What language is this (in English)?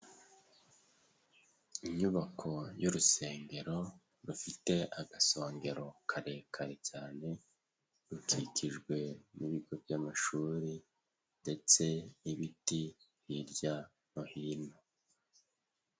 Kinyarwanda